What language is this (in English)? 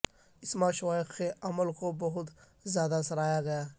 Urdu